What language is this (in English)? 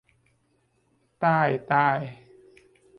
Thai